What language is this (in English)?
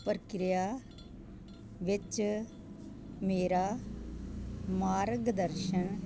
Punjabi